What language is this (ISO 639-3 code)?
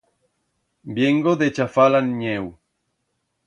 arg